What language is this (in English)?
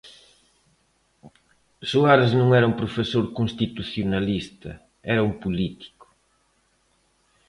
Galician